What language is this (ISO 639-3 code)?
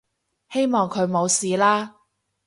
yue